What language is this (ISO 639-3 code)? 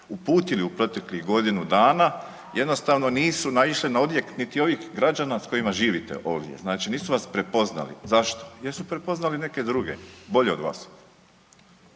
hrv